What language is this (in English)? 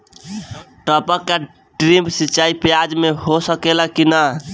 Bhojpuri